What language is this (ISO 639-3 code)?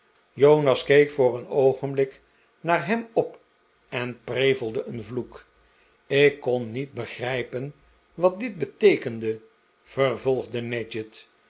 nld